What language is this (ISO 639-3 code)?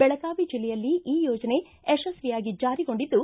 kan